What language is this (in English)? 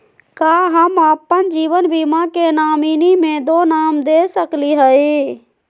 Magahi